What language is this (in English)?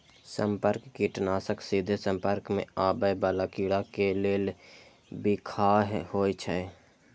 Maithili